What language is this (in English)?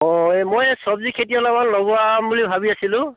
Assamese